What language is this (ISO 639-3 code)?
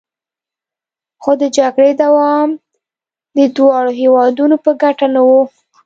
pus